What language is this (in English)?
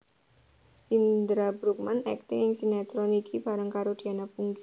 Javanese